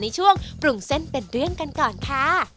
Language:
Thai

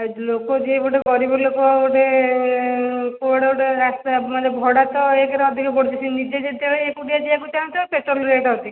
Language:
Odia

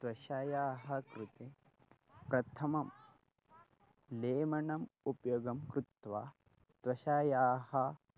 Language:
Sanskrit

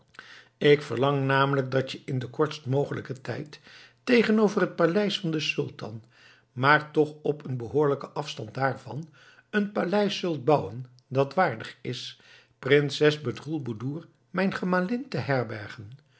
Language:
Dutch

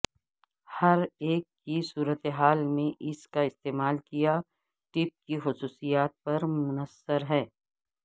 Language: Urdu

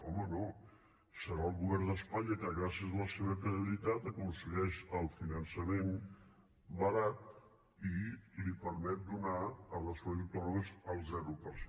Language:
Catalan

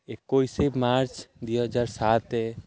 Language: Odia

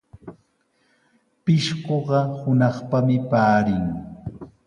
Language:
Sihuas Ancash Quechua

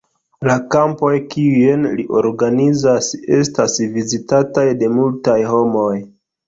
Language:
Esperanto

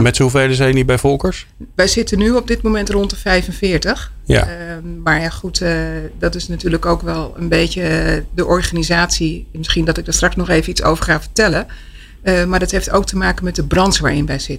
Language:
Dutch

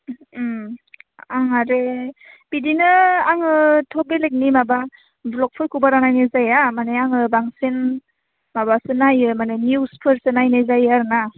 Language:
Bodo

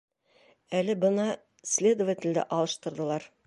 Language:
Bashkir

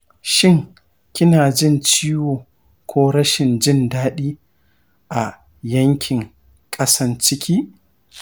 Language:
Hausa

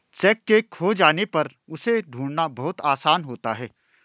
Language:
Hindi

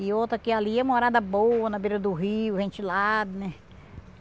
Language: Portuguese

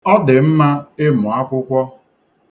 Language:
Igbo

